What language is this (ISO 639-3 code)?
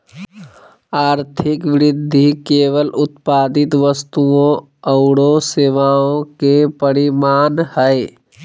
mag